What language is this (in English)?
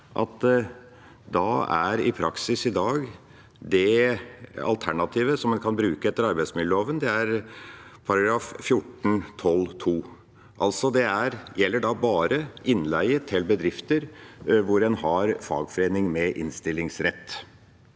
Norwegian